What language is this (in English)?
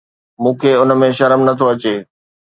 Sindhi